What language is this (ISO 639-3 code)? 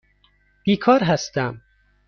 fas